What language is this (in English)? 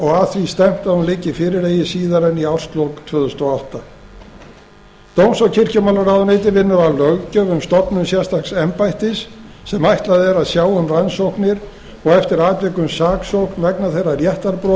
Icelandic